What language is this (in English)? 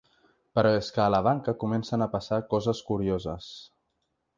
Catalan